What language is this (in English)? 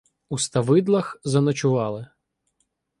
Ukrainian